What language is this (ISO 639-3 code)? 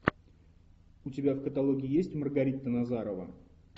rus